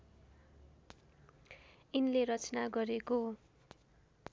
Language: Nepali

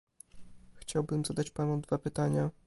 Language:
Polish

